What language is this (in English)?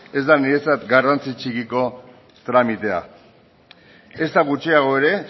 Basque